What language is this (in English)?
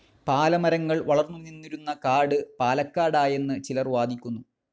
Malayalam